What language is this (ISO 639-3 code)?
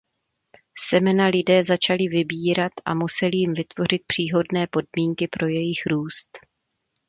ces